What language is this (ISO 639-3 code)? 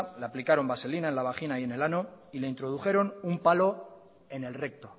spa